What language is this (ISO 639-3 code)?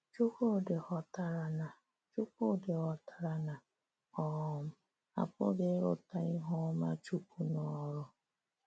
ibo